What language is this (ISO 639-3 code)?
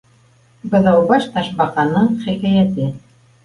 bak